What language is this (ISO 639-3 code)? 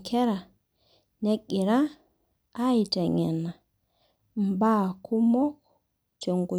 mas